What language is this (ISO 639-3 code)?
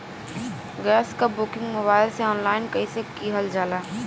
bho